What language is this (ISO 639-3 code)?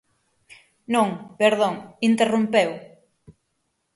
glg